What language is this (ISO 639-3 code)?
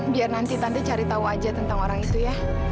ind